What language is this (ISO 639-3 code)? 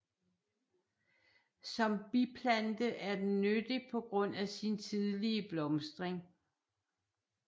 dan